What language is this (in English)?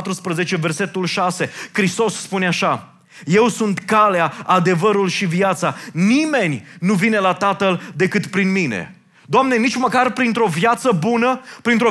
Romanian